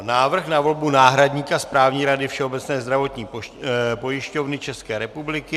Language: Czech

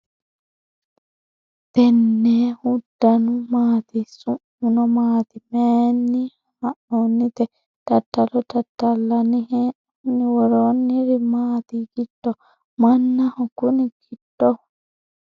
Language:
Sidamo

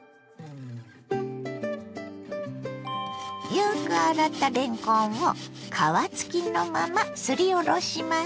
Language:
Japanese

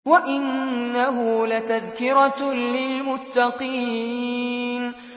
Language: Arabic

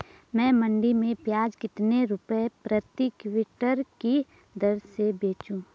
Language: Hindi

